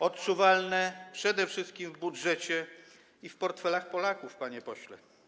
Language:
Polish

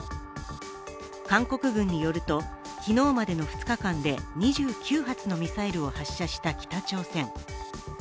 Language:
Japanese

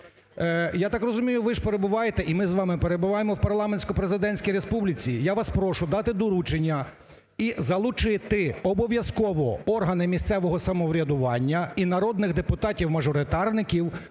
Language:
Ukrainian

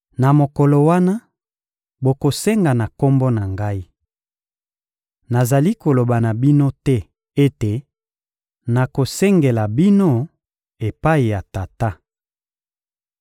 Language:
Lingala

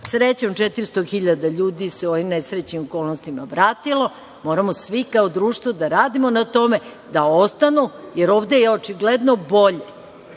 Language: Serbian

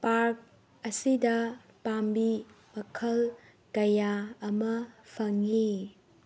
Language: Manipuri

